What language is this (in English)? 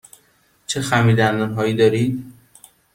Persian